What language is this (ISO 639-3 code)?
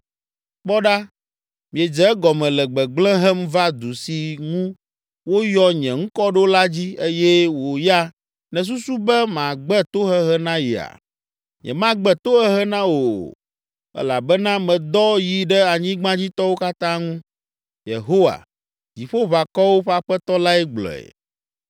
ewe